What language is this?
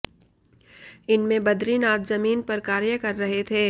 Hindi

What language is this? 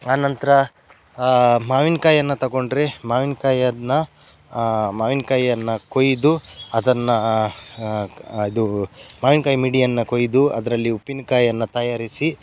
Kannada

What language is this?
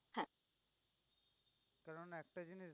Bangla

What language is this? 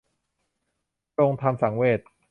Thai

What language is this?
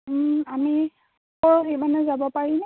Assamese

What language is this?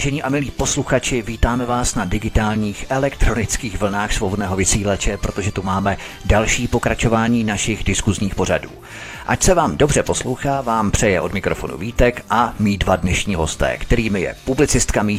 Czech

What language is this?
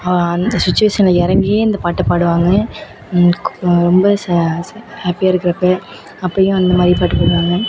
Tamil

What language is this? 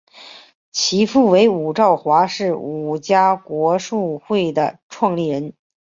Chinese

